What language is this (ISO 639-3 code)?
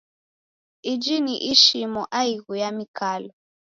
dav